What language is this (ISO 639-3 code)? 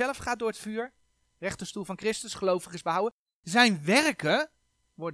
nld